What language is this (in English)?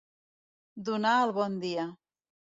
Catalan